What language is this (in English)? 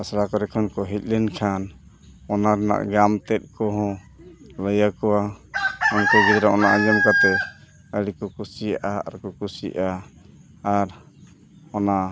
Santali